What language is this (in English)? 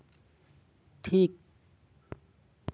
Santali